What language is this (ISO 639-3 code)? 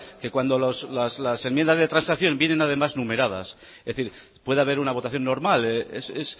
spa